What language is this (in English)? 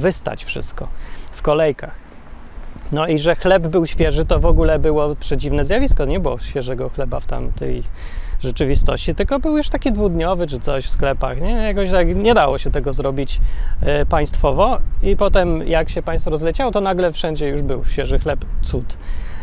Polish